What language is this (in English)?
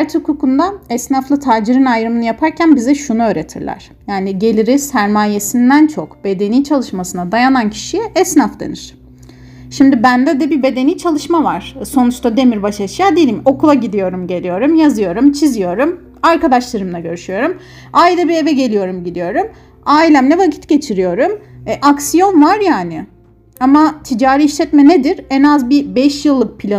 Turkish